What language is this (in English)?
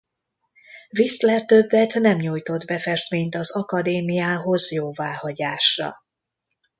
Hungarian